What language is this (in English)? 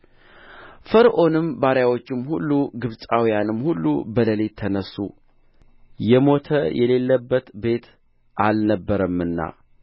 Amharic